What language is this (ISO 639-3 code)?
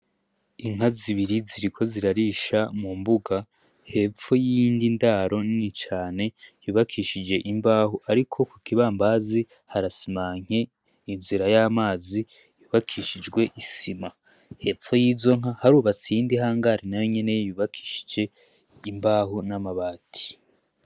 run